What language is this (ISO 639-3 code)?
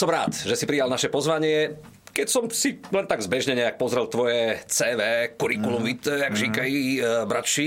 slk